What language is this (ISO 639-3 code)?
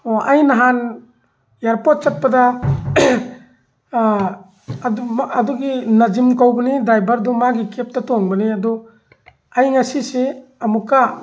mni